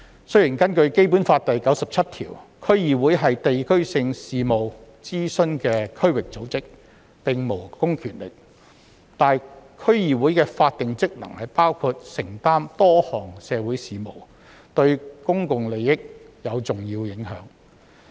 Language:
Cantonese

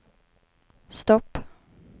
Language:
Swedish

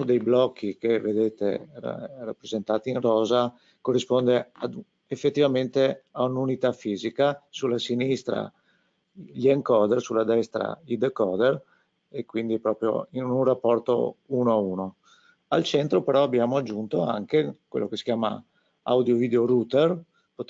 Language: Italian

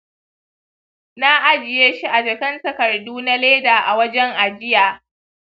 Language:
Hausa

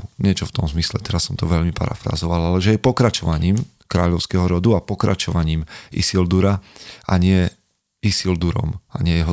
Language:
Slovak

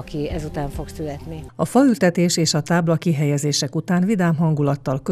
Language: Hungarian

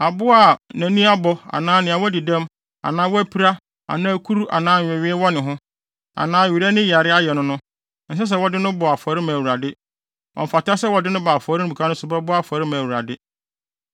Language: Akan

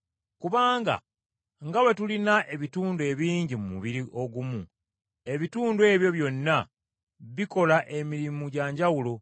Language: Ganda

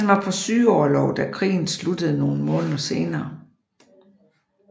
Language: Danish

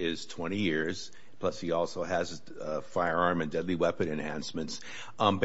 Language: English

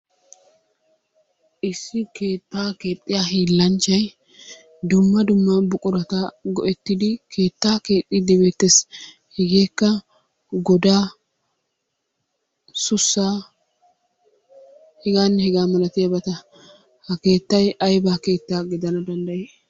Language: Wolaytta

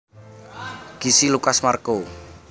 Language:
Javanese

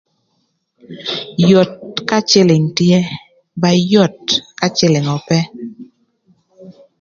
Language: Thur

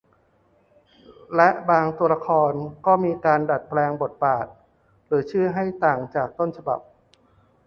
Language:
Thai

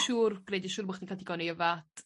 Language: Welsh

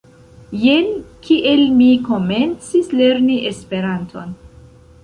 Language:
Esperanto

